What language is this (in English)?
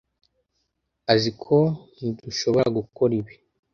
Kinyarwanda